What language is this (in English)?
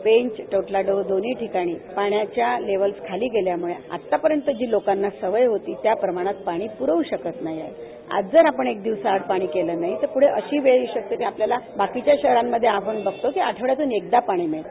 Marathi